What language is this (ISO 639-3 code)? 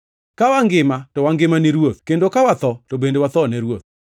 luo